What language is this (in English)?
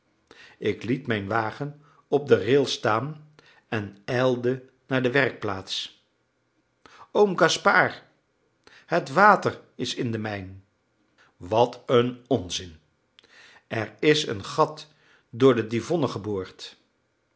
Dutch